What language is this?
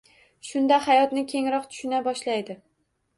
Uzbek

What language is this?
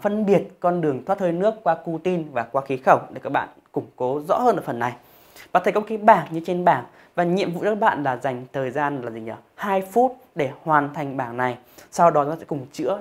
Vietnamese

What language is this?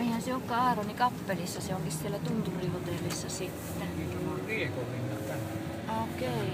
Finnish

